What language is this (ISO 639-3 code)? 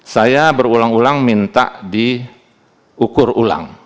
ind